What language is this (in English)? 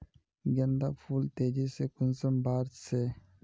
Magahi